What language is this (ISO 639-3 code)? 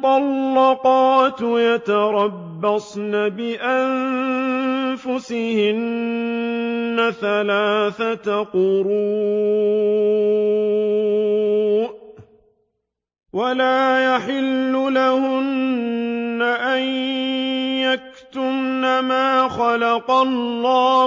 ara